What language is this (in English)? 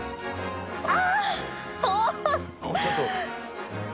Japanese